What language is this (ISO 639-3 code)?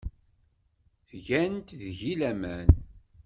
kab